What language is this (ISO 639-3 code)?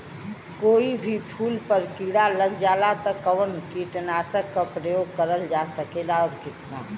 bho